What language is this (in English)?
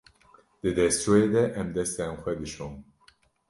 Kurdish